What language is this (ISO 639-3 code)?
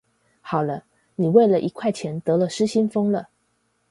zho